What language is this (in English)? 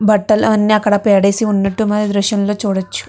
Telugu